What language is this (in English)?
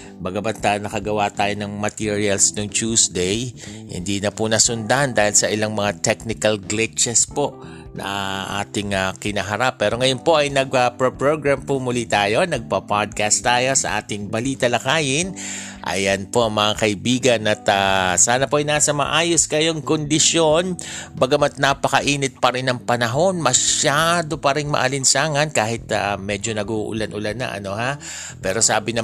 Filipino